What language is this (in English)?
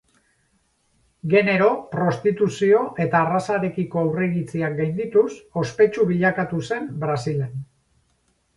Basque